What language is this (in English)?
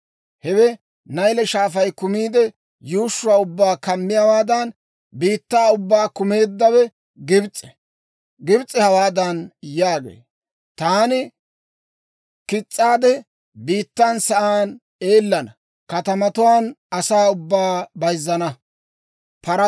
Dawro